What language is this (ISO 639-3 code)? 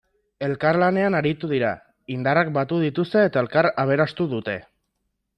eus